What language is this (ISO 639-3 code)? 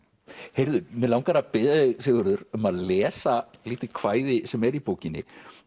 isl